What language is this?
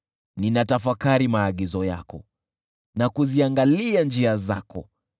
Swahili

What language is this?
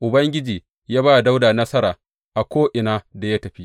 Hausa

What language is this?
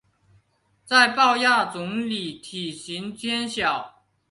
Chinese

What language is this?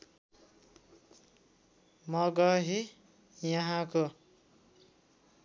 Nepali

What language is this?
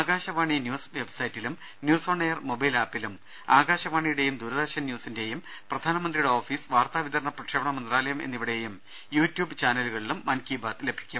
Malayalam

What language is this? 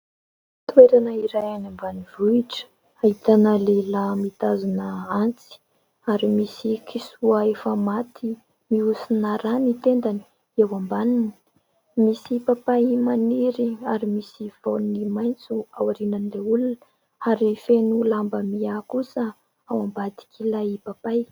Malagasy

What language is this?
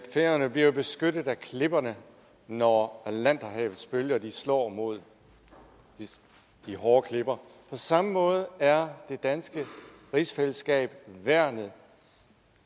Danish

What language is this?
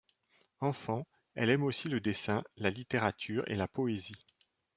French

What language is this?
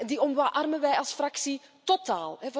Dutch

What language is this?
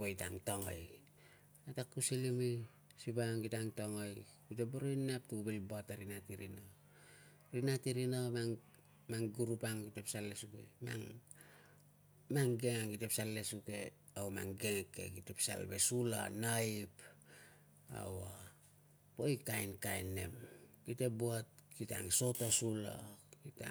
Tungag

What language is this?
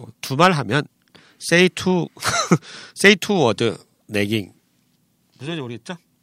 Korean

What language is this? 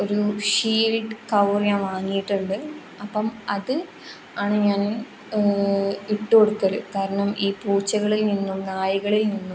Malayalam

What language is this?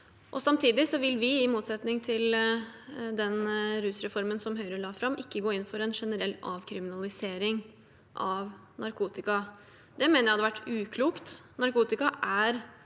Norwegian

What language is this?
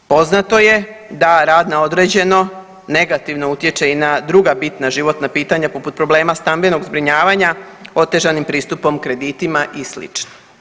Croatian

